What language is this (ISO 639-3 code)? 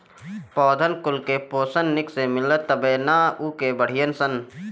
bho